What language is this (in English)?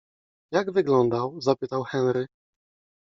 Polish